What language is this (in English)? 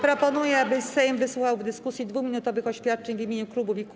Polish